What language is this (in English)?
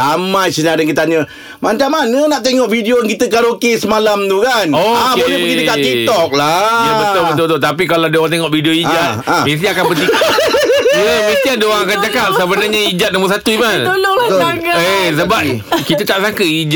Malay